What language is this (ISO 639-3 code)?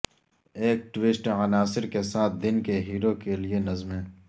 urd